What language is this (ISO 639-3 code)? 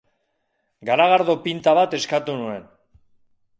eus